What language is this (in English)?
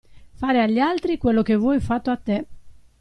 Italian